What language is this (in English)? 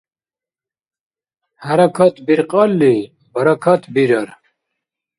Dargwa